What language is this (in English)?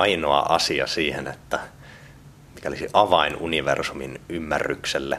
Finnish